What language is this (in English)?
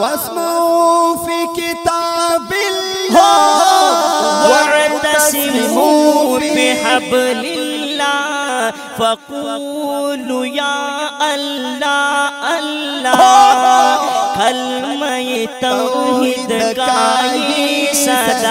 Arabic